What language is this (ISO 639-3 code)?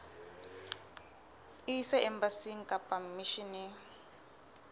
sot